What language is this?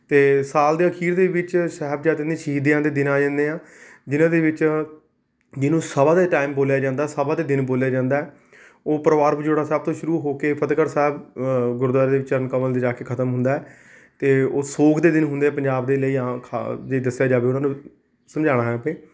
Punjabi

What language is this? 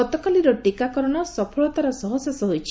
Odia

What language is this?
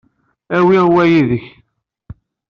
Kabyle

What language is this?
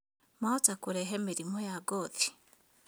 Kikuyu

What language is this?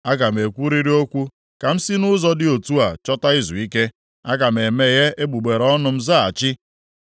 Igbo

